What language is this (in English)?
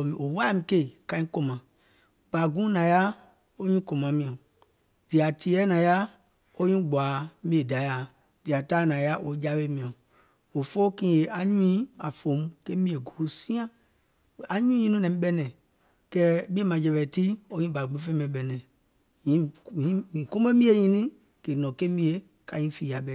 Gola